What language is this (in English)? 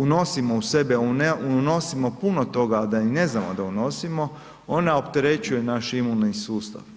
Croatian